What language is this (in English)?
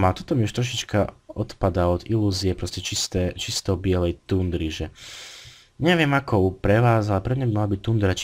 Slovak